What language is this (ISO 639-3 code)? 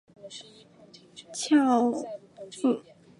zho